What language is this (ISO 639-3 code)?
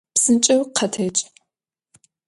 ady